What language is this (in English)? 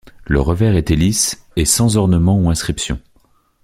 French